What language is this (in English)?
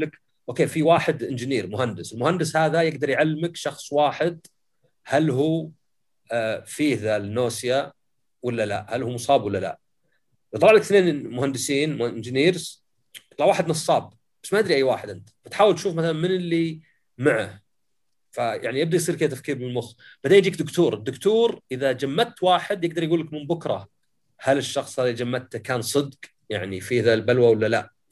Arabic